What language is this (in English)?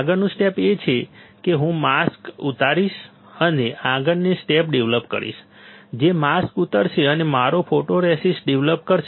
Gujarati